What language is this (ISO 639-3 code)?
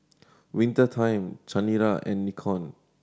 eng